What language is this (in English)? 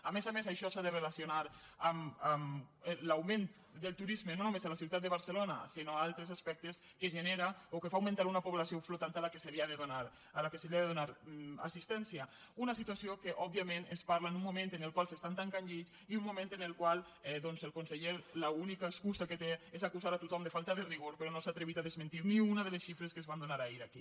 Catalan